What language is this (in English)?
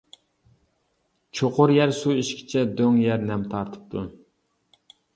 Uyghur